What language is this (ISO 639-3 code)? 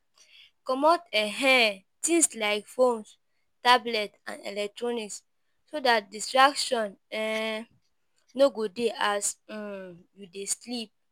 pcm